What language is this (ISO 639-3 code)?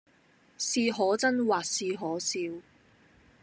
yue